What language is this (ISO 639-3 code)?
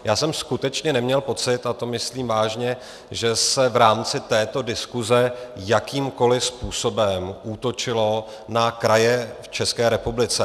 ces